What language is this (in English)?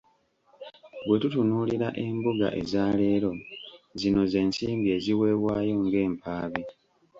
Ganda